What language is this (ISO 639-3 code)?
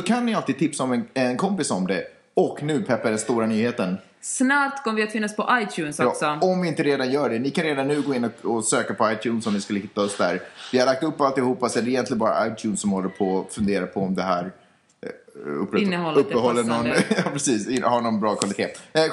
swe